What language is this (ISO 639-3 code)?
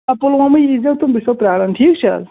kas